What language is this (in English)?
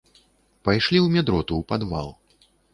Belarusian